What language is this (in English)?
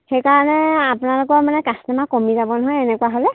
Assamese